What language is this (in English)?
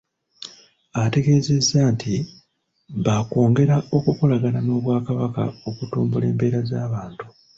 Ganda